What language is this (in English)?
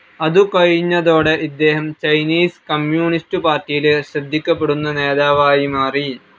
Malayalam